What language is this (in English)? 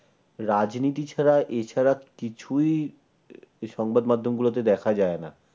Bangla